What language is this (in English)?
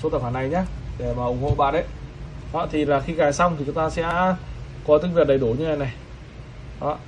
Vietnamese